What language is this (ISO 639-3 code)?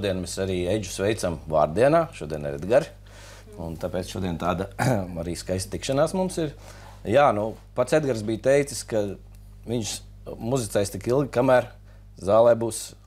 lav